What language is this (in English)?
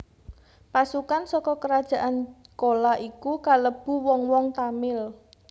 Javanese